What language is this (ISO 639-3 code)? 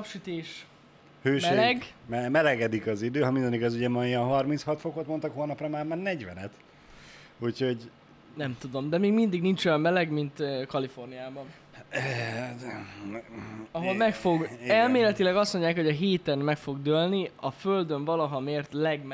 hun